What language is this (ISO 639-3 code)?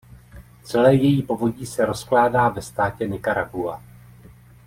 ces